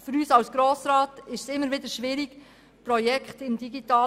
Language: Swiss German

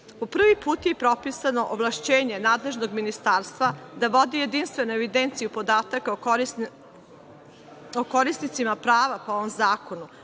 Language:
Serbian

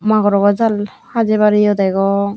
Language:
Chakma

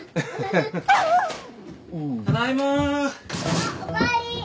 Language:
Japanese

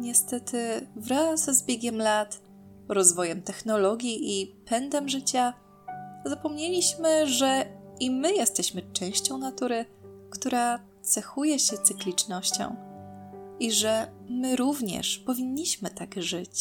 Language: Polish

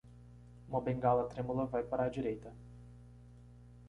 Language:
Portuguese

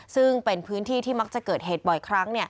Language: Thai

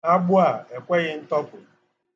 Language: Igbo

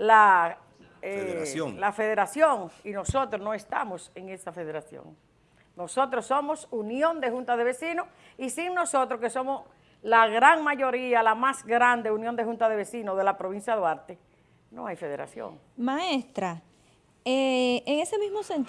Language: Spanish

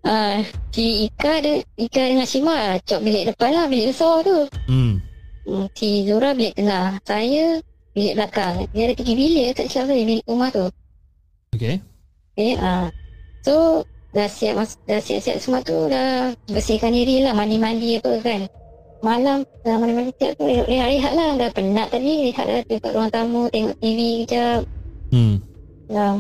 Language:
Malay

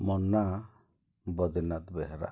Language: Odia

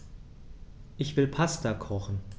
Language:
German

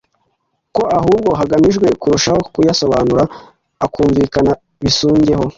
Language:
Kinyarwanda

